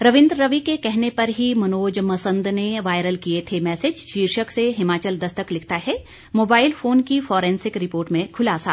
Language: Hindi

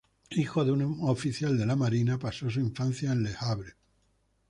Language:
Spanish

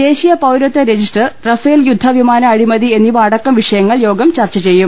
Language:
Malayalam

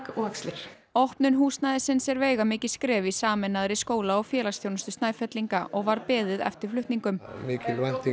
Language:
Icelandic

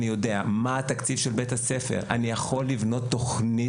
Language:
Hebrew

